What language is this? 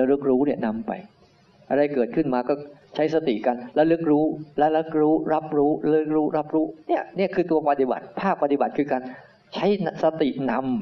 Thai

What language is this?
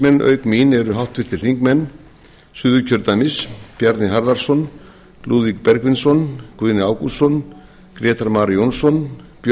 Icelandic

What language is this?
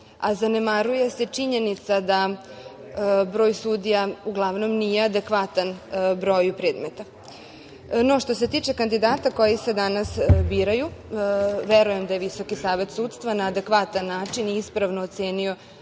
Serbian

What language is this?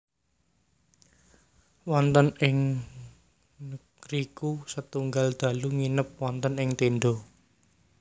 Javanese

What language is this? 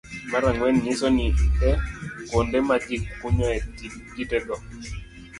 Luo (Kenya and Tanzania)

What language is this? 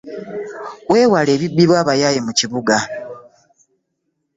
Ganda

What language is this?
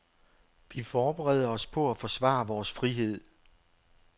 Danish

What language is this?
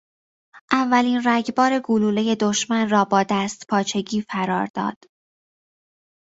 Persian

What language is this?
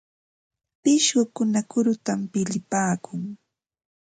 Ambo-Pasco Quechua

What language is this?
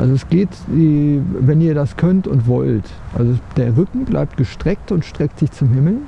German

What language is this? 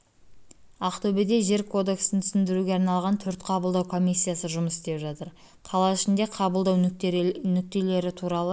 Kazakh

